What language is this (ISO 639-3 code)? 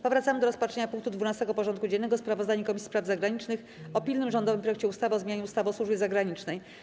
pol